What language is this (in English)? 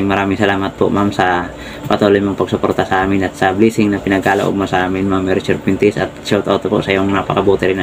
Filipino